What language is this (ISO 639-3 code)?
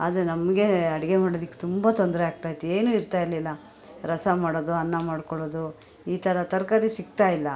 kan